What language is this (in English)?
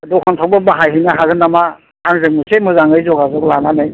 Bodo